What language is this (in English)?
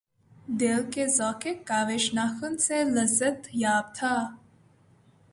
Urdu